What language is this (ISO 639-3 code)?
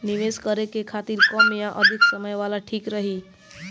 bho